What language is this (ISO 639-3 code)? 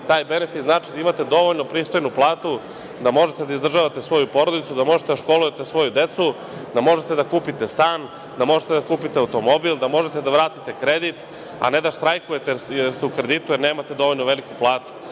srp